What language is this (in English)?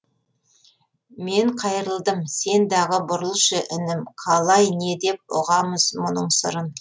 Kazakh